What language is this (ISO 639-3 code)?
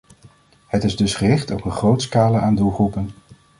nld